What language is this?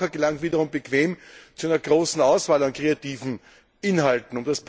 German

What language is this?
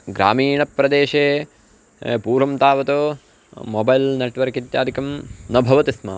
Sanskrit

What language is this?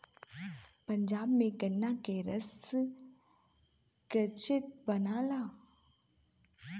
Bhojpuri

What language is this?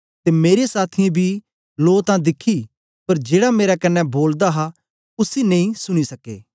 Dogri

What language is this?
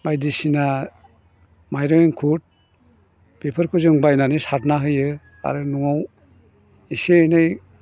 Bodo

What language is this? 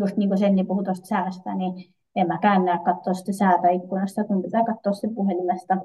Finnish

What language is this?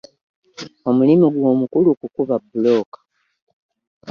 Ganda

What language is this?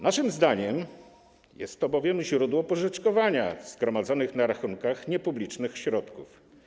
Polish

